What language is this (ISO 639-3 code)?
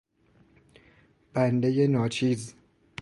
fas